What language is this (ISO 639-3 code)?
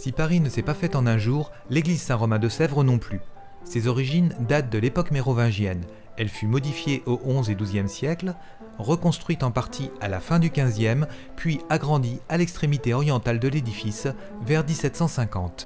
fra